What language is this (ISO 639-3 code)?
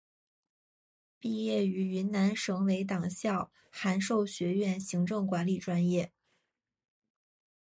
zho